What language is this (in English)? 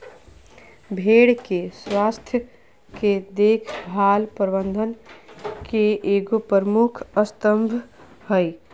Magahi